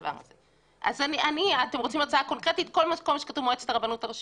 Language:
Hebrew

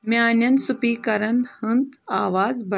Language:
Kashmiri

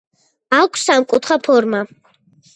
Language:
Georgian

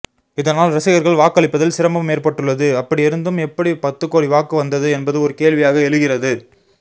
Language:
Tamil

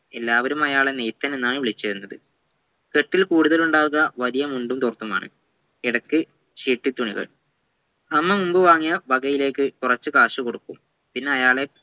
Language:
Malayalam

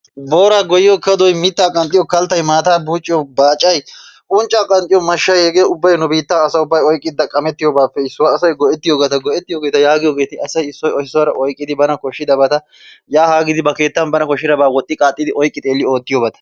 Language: Wolaytta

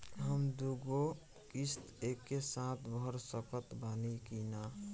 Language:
Bhojpuri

